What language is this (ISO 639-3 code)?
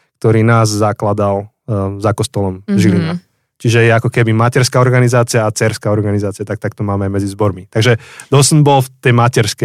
slk